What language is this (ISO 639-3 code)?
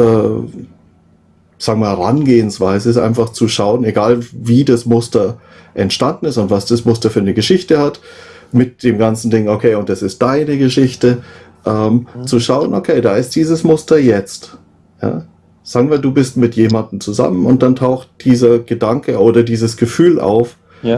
deu